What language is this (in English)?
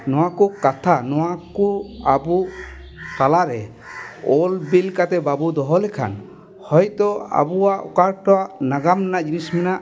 Santali